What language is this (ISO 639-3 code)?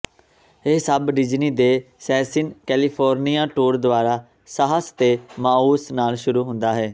pan